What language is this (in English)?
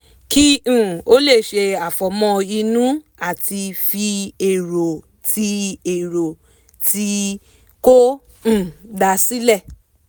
Yoruba